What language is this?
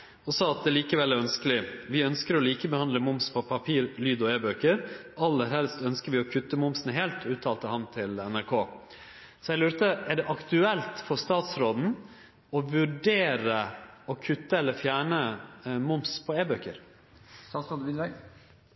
Norwegian Nynorsk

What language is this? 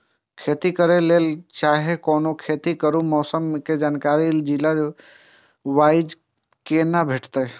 Maithili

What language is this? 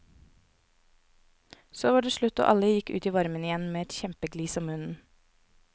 Norwegian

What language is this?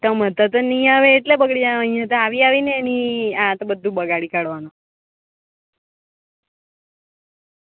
Gujarati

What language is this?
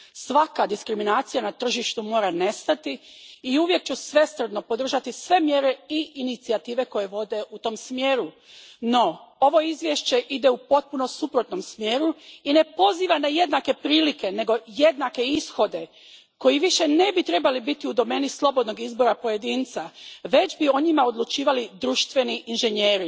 Croatian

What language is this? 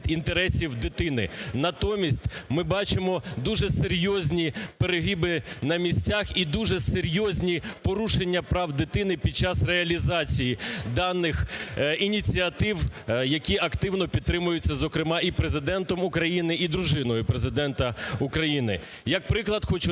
Ukrainian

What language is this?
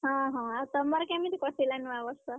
Odia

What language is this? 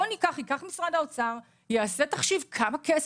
Hebrew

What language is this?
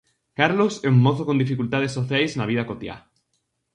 Galician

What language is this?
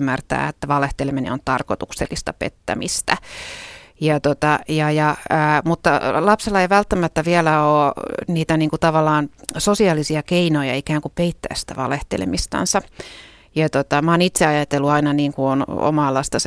Finnish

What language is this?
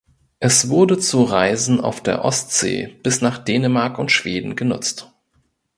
German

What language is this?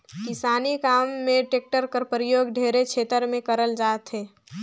Chhattisgarhi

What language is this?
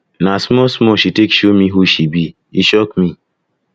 Nigerian Pidgin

